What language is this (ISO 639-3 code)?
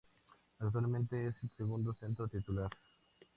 spa